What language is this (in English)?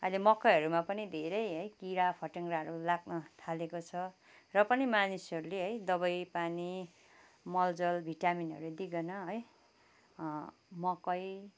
Nepali